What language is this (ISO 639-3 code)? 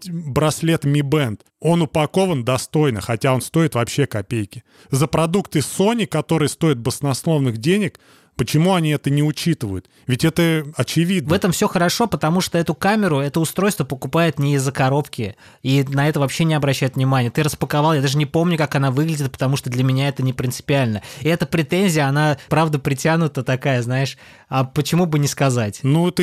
rus